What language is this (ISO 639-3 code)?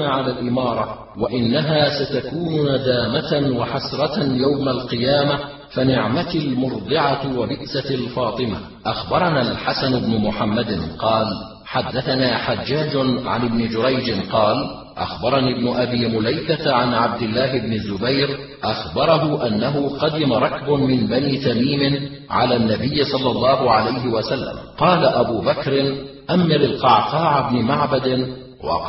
ara